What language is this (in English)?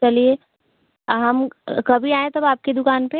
Hindi